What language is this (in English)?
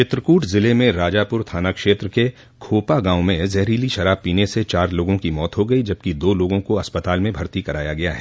Hindi